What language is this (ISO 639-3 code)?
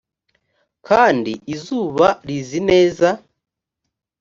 kin